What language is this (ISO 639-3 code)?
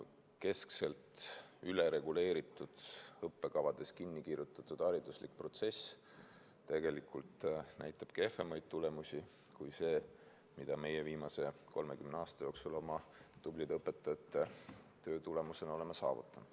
est